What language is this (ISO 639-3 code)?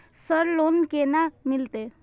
mai